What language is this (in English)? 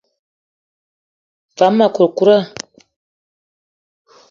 Eton (Cameroon)